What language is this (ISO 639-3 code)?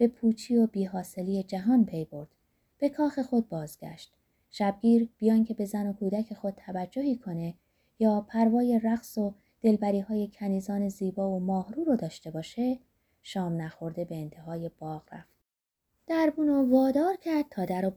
fas